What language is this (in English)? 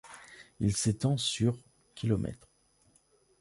French